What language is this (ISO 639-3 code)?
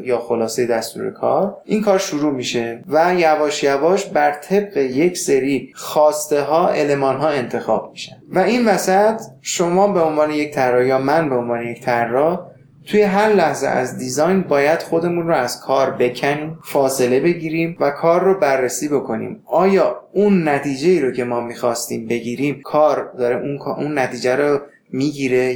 fas